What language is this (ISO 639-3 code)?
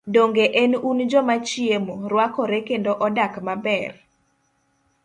luo